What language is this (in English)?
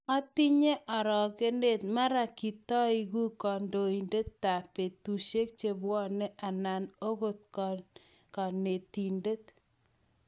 Kalenjin